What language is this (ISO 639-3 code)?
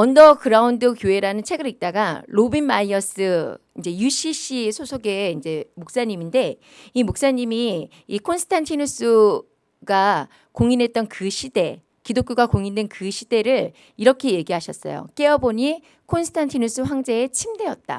kor